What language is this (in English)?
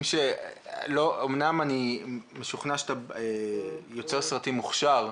Hebrew